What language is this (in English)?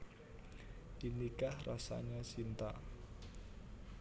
Javanese